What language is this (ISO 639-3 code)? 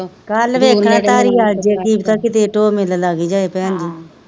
pan